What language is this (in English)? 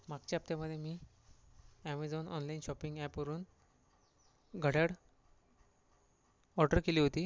Marathi